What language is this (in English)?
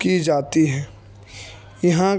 Urdu